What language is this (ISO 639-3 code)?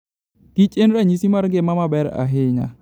luo